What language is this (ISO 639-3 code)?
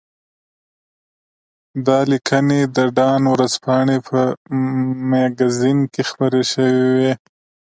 pus